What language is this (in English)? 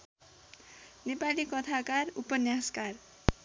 Nepali